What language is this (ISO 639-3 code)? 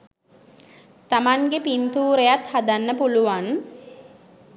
sin